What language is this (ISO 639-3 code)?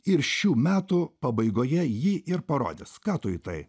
lit